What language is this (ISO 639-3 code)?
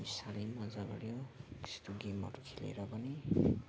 nep